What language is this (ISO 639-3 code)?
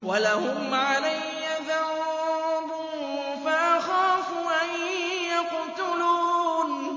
ara